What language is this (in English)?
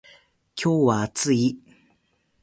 Japanese